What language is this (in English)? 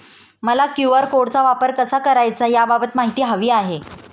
Marathi